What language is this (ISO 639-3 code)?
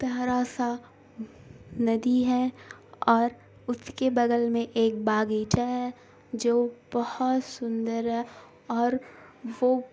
urd